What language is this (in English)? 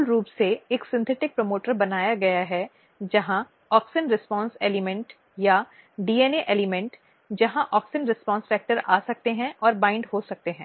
Hindi